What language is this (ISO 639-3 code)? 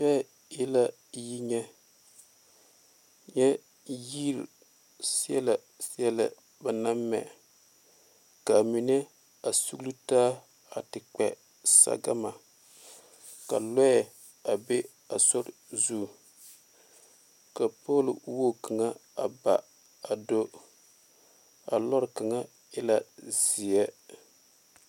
dga